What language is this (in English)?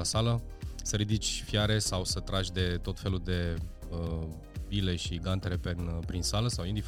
Romanian